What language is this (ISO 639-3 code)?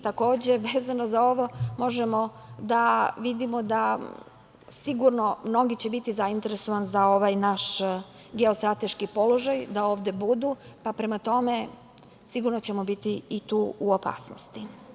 srp